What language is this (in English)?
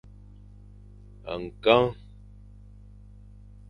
Fang